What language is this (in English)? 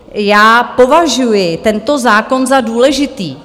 Czech